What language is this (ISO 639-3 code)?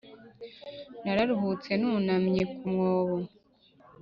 kin